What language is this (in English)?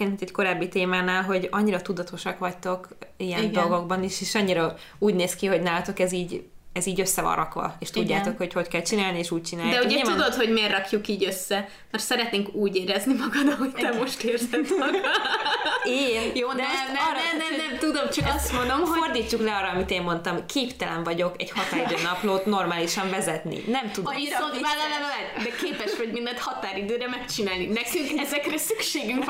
Hungarian